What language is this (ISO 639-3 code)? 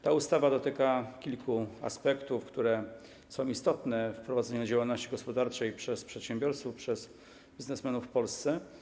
pol